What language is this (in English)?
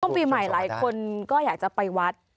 Thai